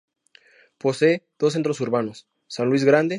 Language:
Spanish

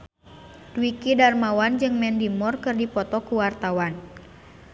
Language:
Sundanese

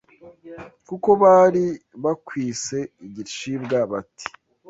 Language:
Kinyarwanda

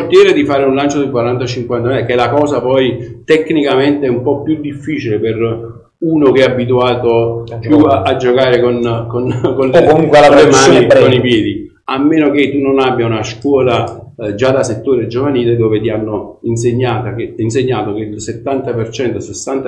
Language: Italian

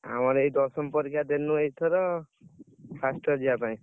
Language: Odia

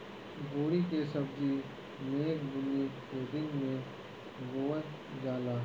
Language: Bhojpuri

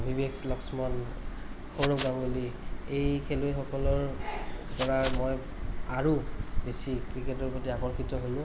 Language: Assamese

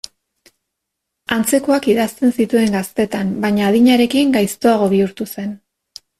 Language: Basque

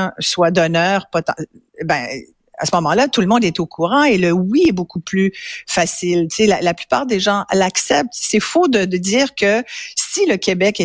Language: French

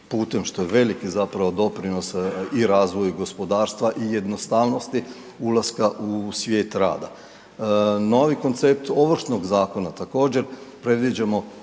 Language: Croatian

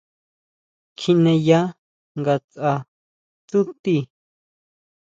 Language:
Huautla Mazatec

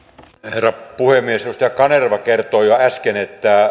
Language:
Finnish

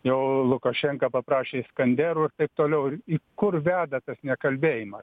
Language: Lithuanian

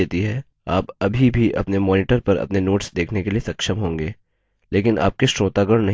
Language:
Hindi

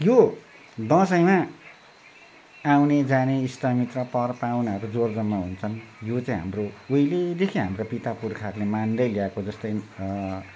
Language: Nepali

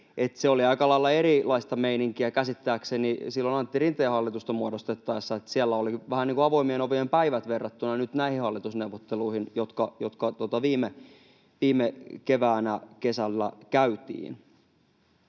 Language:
Finnish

